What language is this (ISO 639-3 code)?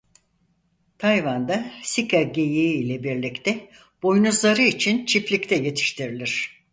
tur